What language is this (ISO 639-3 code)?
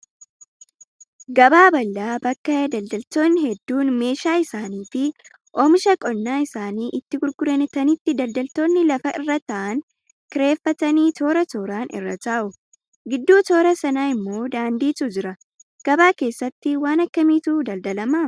orm